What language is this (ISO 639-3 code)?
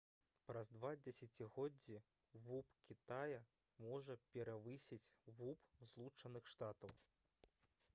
bel